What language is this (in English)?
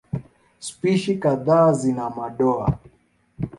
Swahili